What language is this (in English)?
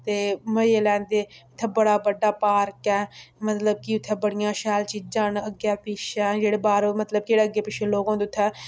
Dogri